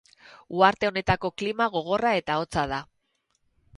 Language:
Basque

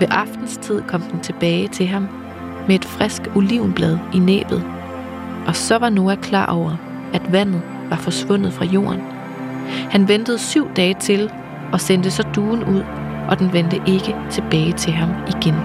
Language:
Danish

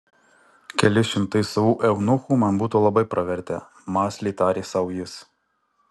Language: Lithuanian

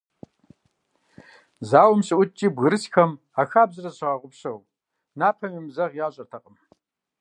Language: Kabardian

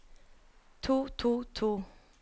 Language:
Norwegian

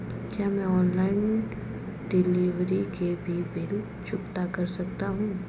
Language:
Hindi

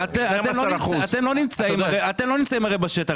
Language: Hebrew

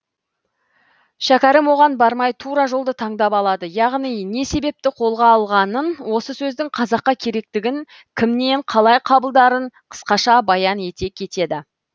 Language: Kazakh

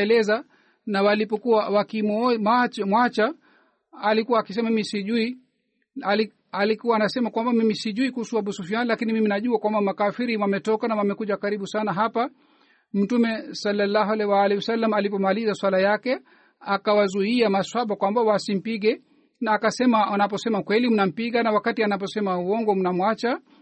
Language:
Swahili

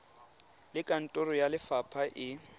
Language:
Tswana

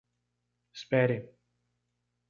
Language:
Portuguese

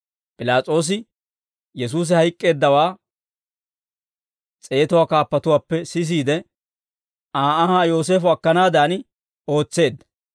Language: Dawro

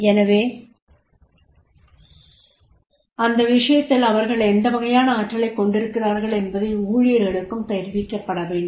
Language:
Tamil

